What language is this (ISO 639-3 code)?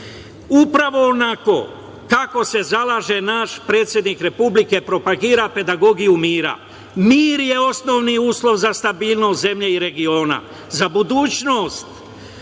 srp